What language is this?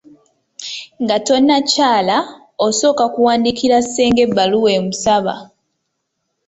Ganda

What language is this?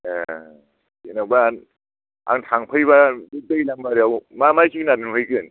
Bodo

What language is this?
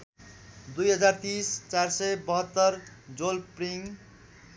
Nepali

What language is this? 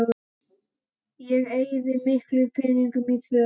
Icelandic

